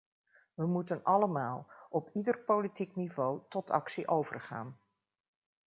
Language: Dutch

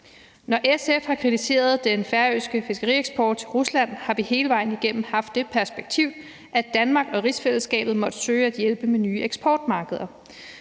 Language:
Danish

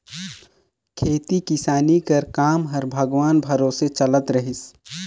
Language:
Chhattisgarhi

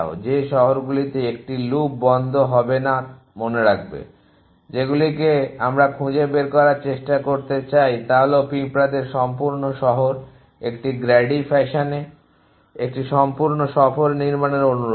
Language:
Bangla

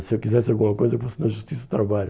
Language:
Portuguese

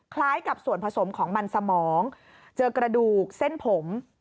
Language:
Thai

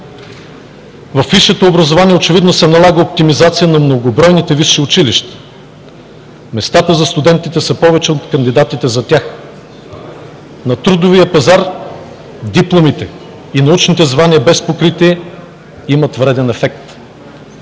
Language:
Bulgarian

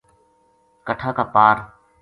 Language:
Gujari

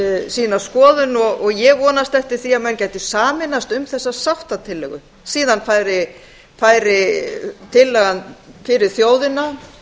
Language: Icelandic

